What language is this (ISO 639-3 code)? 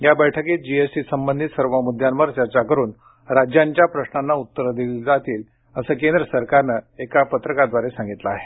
mar